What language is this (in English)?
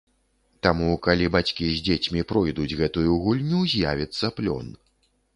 Belarusian